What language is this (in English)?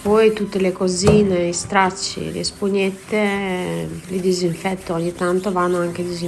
Italian